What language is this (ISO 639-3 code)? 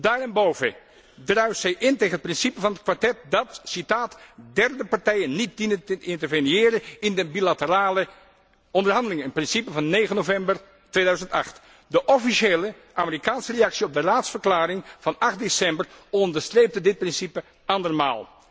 nld